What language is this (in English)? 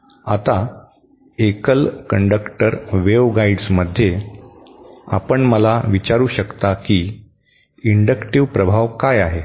Marathi